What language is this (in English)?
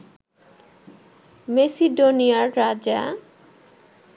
Bangla